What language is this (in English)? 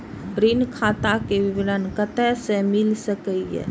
Maithili